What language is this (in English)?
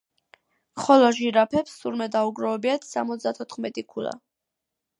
Georgian